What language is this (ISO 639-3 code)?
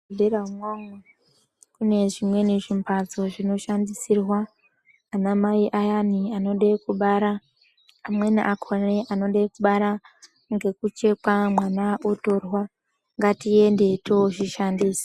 ndc